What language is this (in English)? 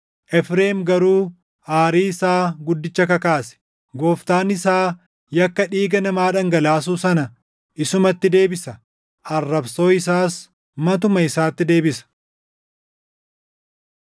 Oromo